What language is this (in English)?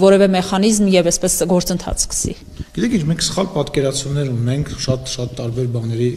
Turkish